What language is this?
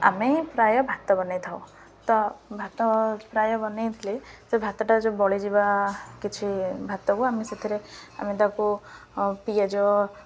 Odia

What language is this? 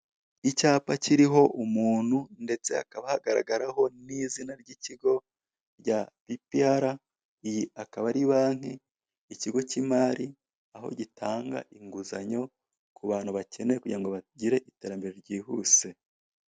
Kinyarwanda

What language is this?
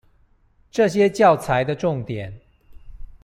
Chinese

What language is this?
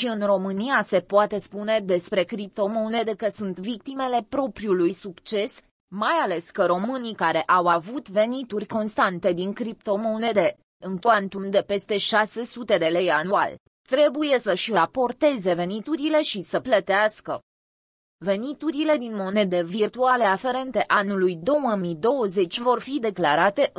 Romanian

